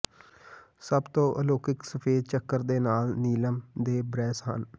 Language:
Punjabi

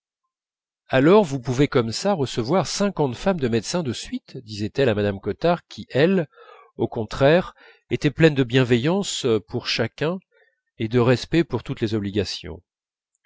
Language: French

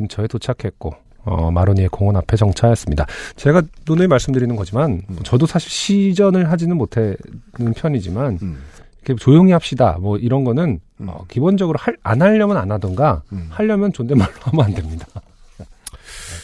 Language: Korean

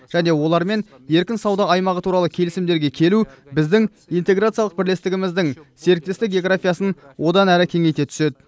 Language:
Kazakh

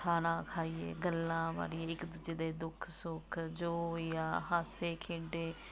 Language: Punjabi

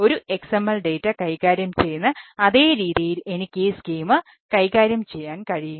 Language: Malayalam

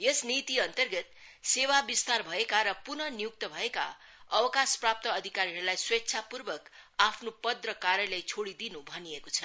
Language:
Nepali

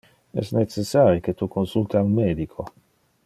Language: Interlingua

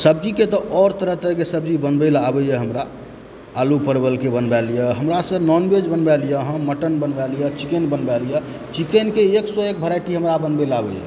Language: Maithili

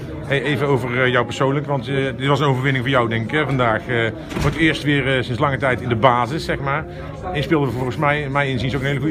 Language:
Dutch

